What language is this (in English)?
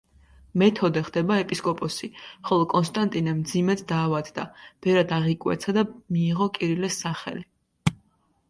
Georgian